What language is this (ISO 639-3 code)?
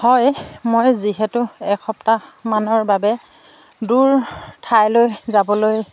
asm